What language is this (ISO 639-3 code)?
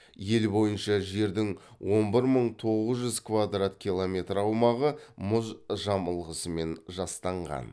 kaz